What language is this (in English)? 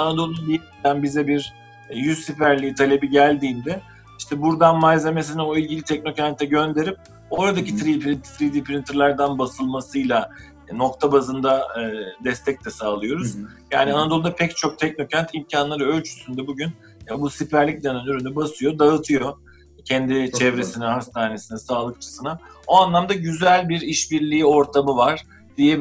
Turkish